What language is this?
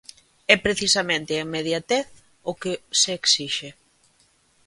Galician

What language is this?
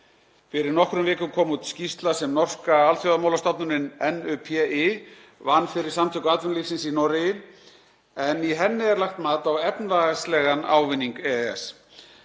Icelandic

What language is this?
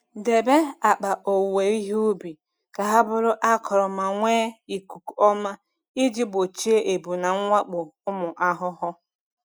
Igbo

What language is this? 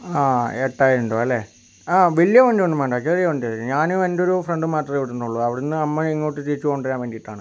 Malayalam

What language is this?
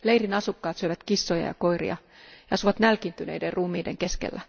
Finnish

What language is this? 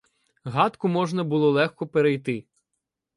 Ukrainian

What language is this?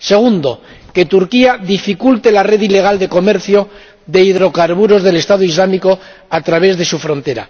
Spanish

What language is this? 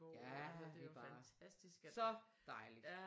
Danish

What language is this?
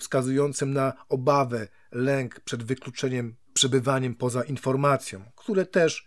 Polish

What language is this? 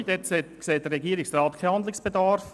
Swiss German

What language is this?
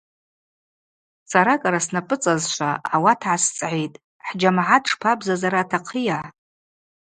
Abaza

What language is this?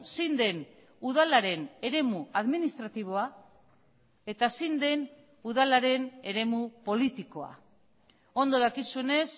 Basque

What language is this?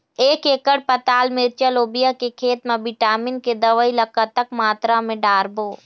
Chhattisgarhi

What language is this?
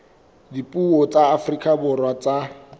Southern Sotho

